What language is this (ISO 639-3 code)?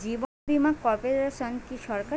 ben